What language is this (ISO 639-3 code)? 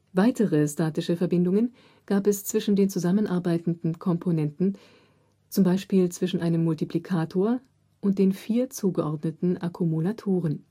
deu